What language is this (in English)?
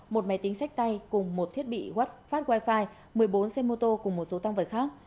Vietnamese